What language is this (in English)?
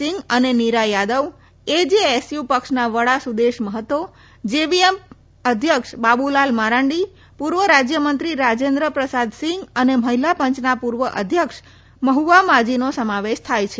Gujarati